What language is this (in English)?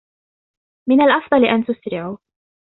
Arabic